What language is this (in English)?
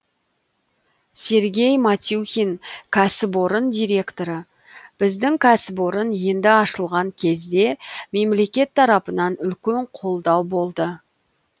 Kazakh